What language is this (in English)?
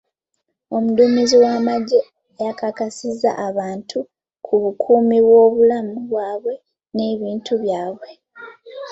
Ganda